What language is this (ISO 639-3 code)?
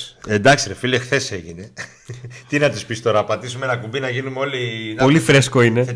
ell